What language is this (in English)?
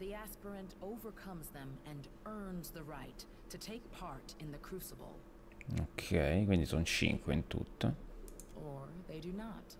Italian